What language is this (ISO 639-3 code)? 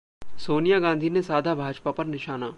hin